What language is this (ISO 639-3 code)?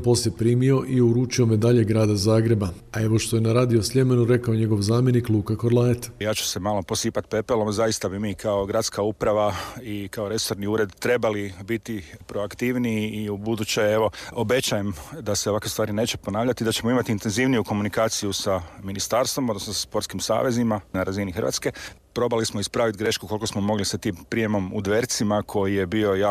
hrv